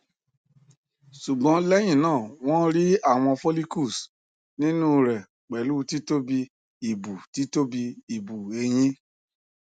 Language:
Yoruba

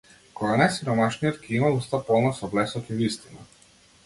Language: Macedonian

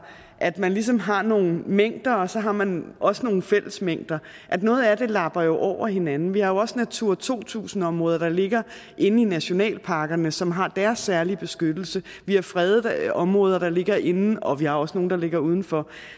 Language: Danish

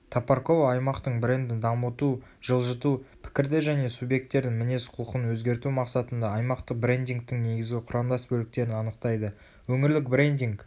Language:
Kazakh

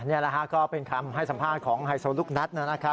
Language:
Thai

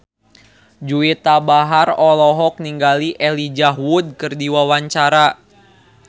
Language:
Sundanese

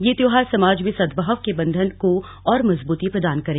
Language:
Hindi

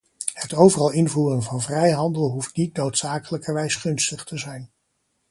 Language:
Dutch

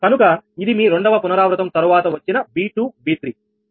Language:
Telugu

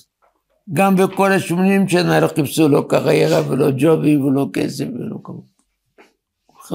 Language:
Hebrew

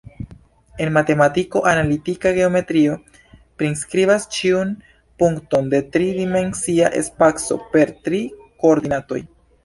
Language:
Esperanto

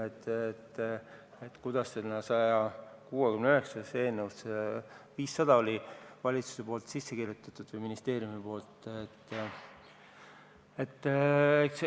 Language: Estonian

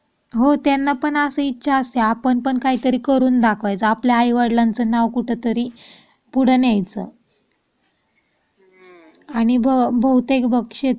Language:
Marathi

